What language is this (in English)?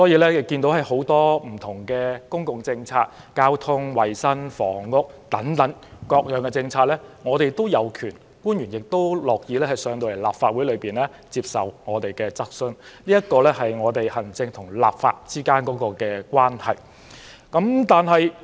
Cantonese